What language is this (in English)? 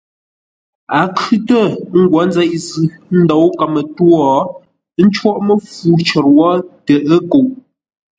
Ngombale